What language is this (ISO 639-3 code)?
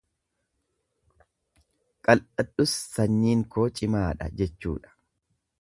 orm